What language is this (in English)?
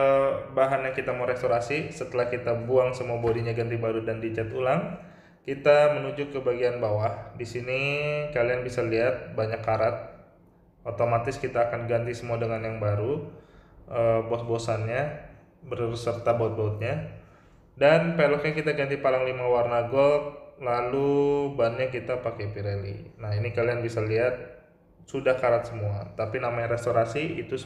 Indonesian